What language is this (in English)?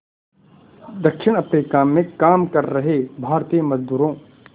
Hindi